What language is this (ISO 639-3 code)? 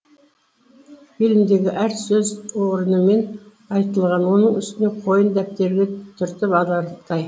kaz